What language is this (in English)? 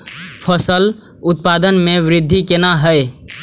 Maithili